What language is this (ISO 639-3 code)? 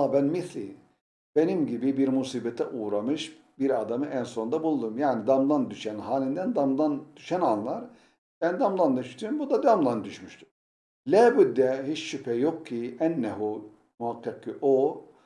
tur